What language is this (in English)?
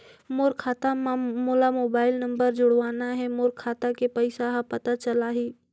Chhattisgarhi